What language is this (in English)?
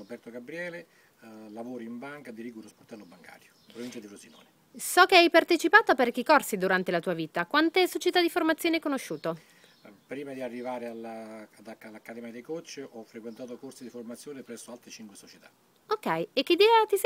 Italian